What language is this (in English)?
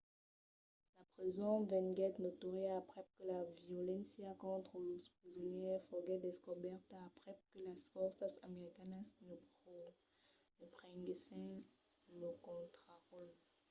Occitan